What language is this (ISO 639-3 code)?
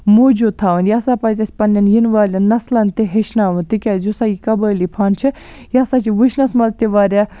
kas